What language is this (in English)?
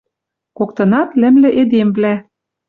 Western Mari